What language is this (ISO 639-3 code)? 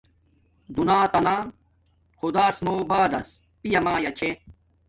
dmk